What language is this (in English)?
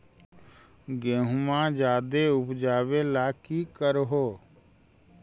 Magahi